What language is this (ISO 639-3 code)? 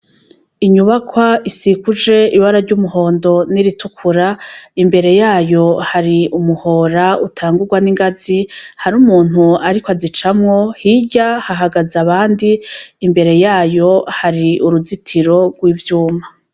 run